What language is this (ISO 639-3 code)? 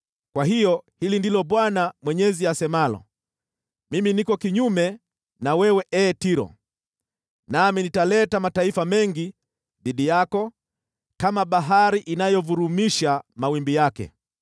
swa